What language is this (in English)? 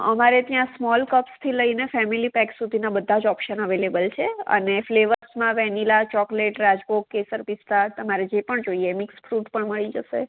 Gujarati